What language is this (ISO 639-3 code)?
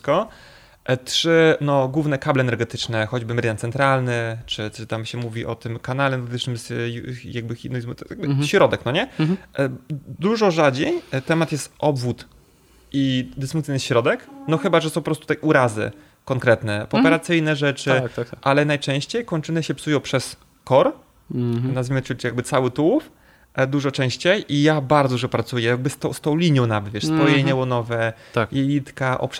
pol